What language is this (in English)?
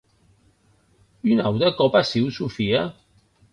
Occitan